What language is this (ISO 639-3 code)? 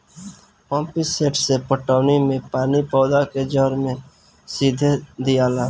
bho